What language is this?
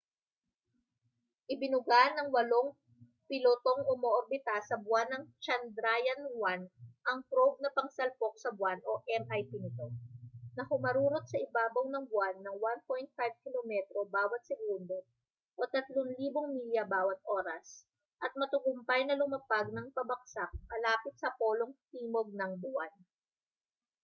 Filipino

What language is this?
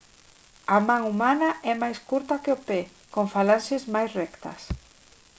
Galician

